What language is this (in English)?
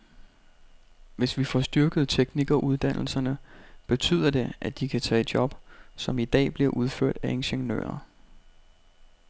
Danish